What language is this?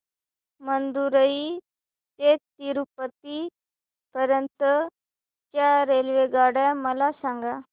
Marathi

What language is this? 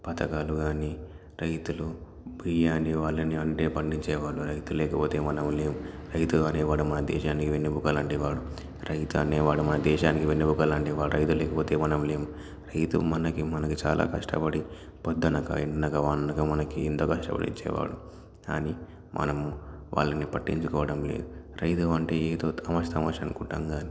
Telugu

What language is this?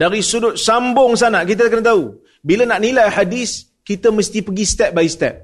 Malay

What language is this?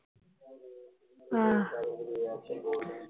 Punjabi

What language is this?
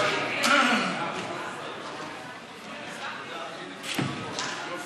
Hebrew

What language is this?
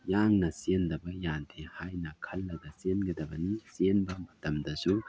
Manipuri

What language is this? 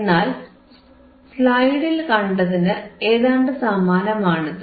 Malayalam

